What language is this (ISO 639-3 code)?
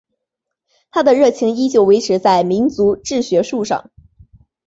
zho